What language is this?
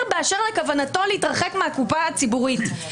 Hebrew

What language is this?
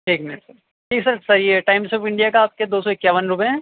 Urdu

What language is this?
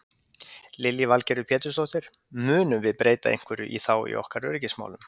Icelandic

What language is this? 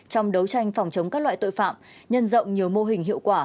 Vietnamese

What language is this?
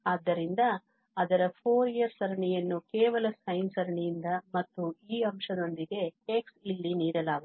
Kannada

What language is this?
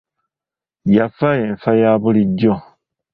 Ganda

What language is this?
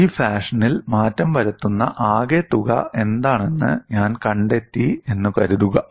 Malayalam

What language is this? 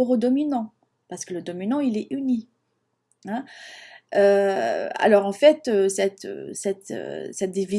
French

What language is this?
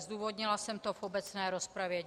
Czech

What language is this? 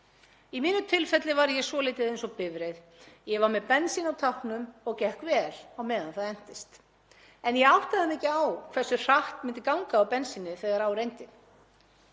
Icelandic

